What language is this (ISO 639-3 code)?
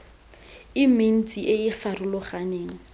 tsn